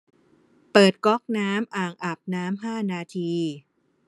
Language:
Thai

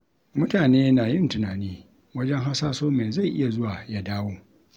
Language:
Hausa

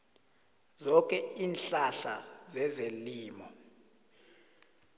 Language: South Ndebele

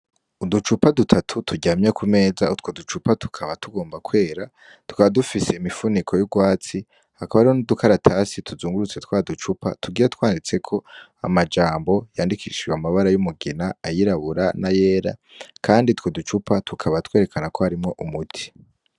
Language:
Rundi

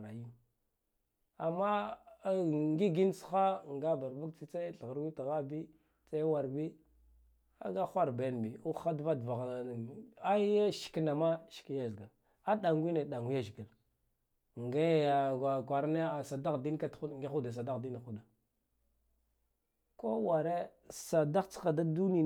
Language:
Guduf-Gava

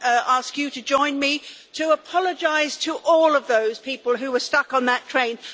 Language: English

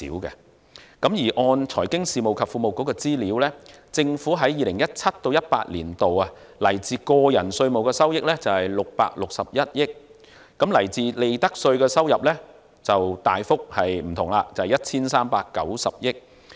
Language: Cantonese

